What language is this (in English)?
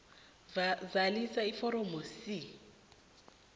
South Ndebele